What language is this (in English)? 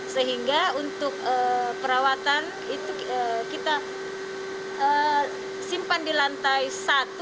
Indonesian